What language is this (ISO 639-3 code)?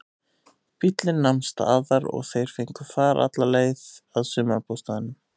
isl